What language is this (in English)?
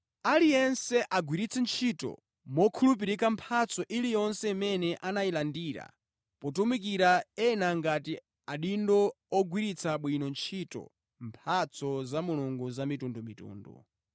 Nyanja